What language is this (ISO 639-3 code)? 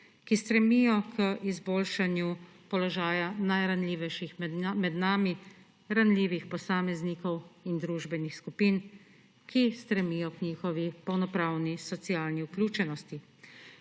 slv